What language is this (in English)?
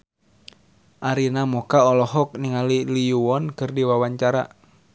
Sundanese